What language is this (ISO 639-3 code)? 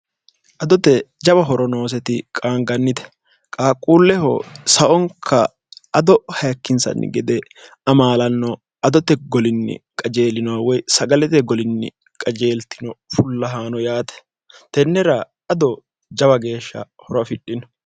sid